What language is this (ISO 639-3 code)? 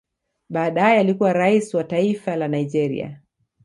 swa